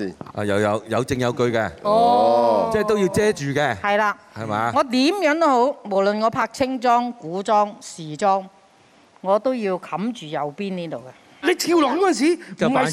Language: Chinese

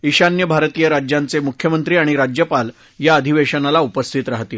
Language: Marathi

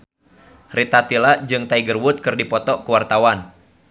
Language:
Sundanese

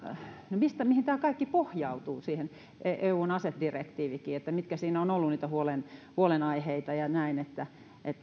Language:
Finnish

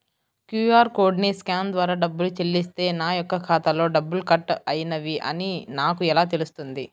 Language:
Telugu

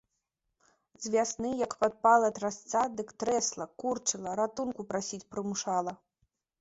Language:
Belarusian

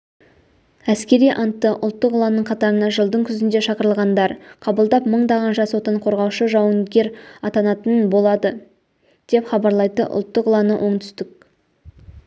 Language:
Kazakh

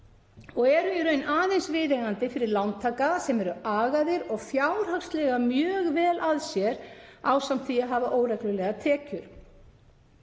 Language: Icelandic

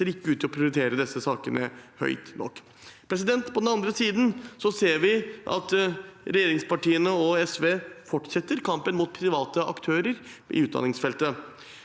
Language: Norwegian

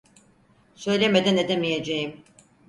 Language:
Turkish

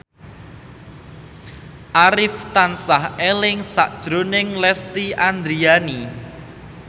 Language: Javanese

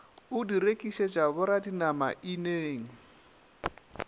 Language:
Northern Sotho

